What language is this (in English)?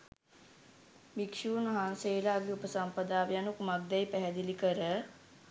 Sinhala